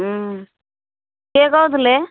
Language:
Odia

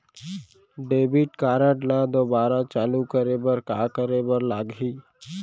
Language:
Chhattisgarhi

